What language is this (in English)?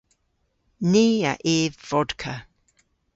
Cornish